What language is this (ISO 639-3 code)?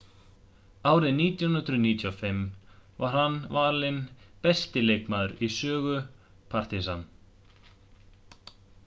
isl